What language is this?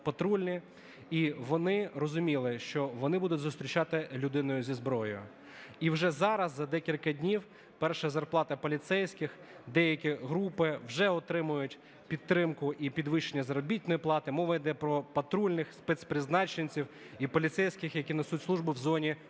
Ukrainian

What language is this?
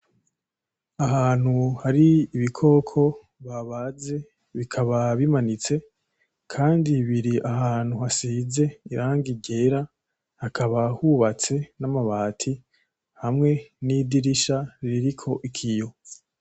Rundi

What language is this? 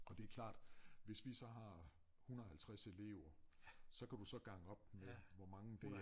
Danish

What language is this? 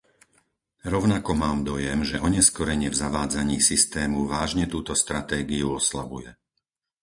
Slovak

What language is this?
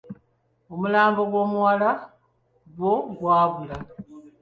Ganda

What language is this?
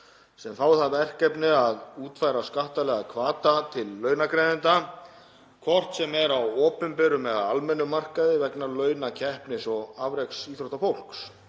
Icelandic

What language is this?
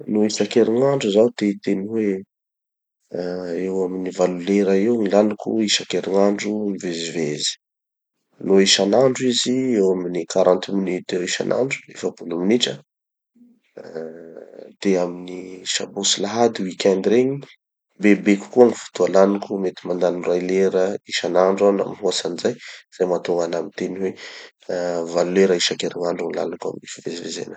Tanosy Malagasy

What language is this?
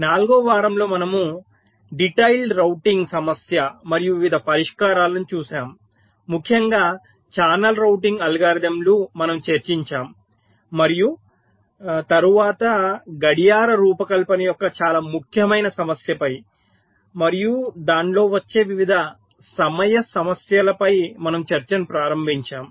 Telugu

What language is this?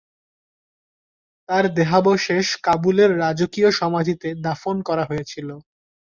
Bangla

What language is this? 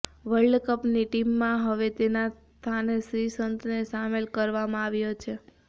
Gujarati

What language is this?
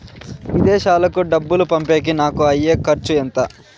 Telugu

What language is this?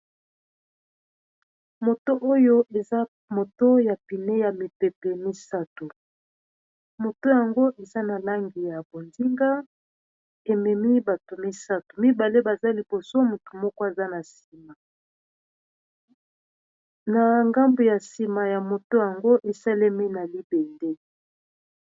Lingala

